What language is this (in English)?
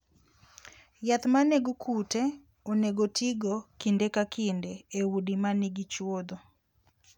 Luo (Kenya and Tanzania)